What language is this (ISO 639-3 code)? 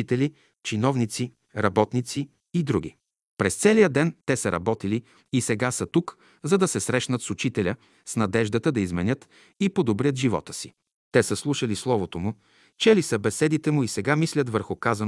bul